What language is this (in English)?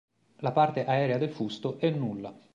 Italian